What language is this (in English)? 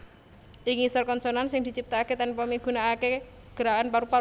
Javanese